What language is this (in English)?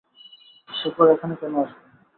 Bangla